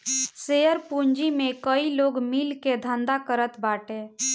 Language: Bhojpuri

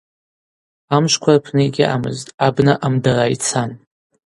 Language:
Abaza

